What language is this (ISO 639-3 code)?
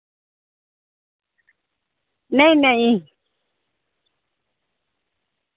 doi